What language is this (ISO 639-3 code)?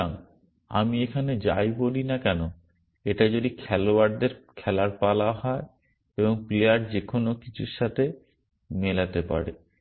ben